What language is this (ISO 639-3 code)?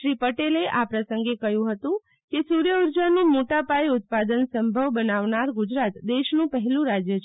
guj